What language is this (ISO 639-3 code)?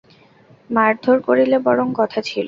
ben